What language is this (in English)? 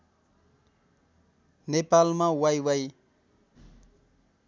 Nepali